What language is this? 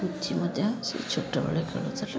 Odia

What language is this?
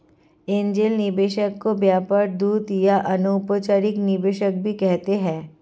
Hindi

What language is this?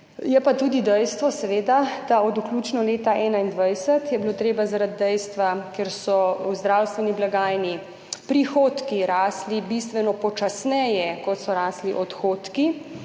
Slovenian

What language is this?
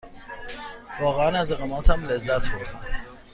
Persian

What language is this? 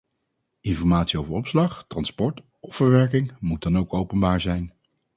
Dutch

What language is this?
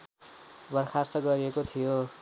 Nepali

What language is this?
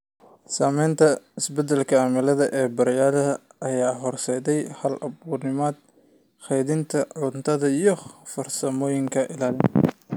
Somali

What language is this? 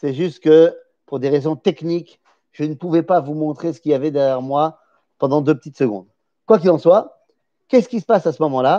French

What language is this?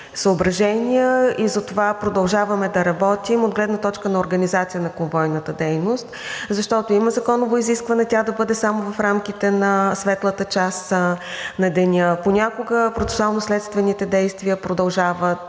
Bulgarian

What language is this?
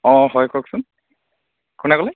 Assamese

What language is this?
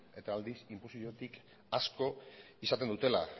Basque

